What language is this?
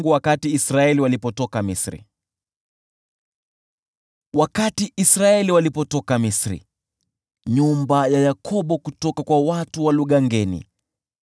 Swahili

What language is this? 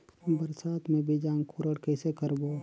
Chhattisgarhi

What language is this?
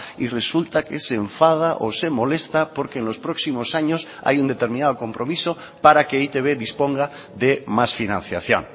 Spanish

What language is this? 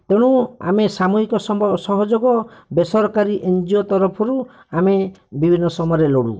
Odia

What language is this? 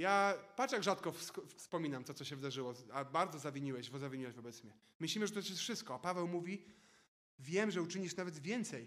Polish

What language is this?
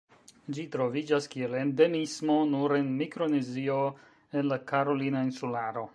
Esperanto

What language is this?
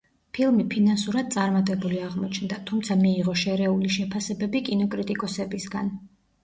Georgian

